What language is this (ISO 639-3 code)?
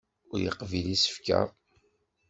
kab